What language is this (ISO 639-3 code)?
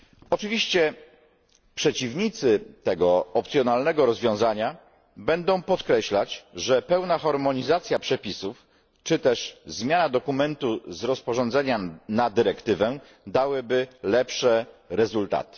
pol